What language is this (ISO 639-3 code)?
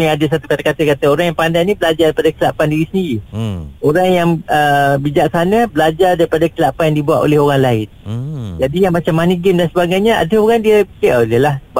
msa